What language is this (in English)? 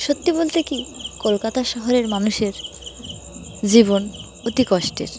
Bangla